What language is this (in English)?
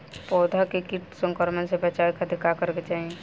Bhojpuri